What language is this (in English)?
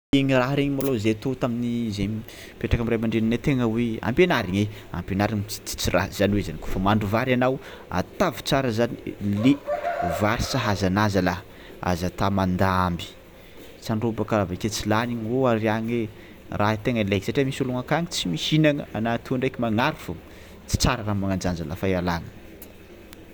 Tsimihety Malagasy